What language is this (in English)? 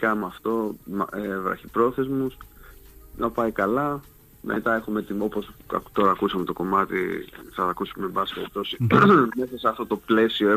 Greek